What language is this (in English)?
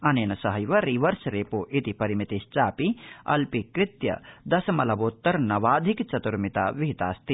Sanskrit